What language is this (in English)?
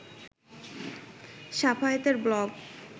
Bangla